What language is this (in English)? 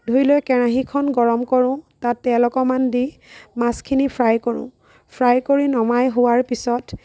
Assamese